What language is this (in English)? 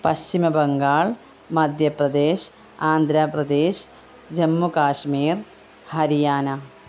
Malayalam